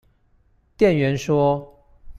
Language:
Chinese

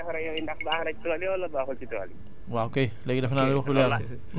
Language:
Wolof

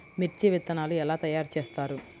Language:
Telugu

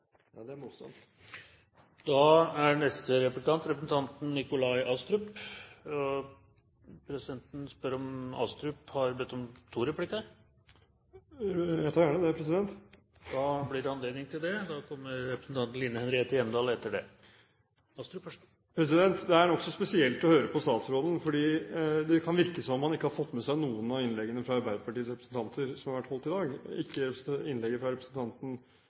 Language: Norwegian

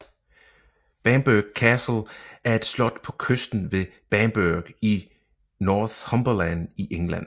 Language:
Danish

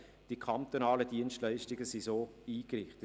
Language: Swiss German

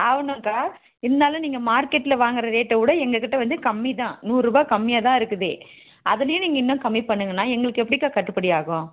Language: Tamil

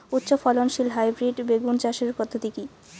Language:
Bangla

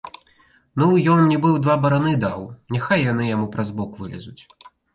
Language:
Belarusian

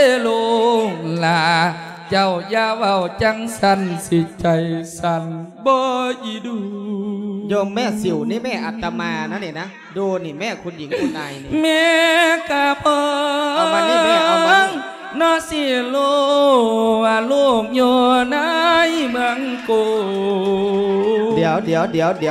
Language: Thai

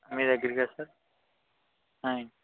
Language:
Telugu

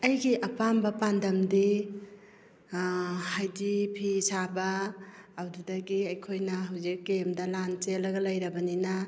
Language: Manipuri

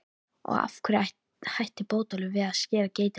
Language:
Icelandic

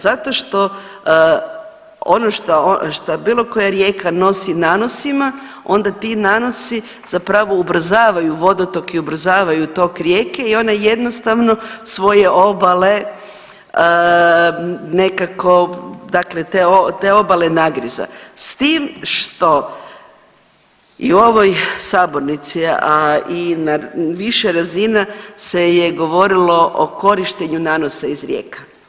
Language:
Croatian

